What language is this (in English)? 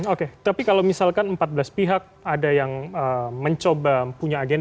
Indonesian